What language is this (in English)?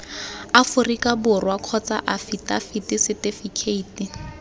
Tswana